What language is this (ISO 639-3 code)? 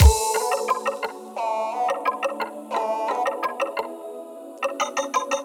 rus